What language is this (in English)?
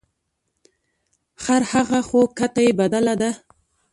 Pashto